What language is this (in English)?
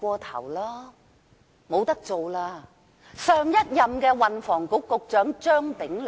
Cantonese